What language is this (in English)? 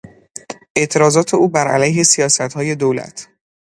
Persian